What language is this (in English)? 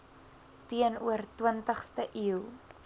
Afrikaans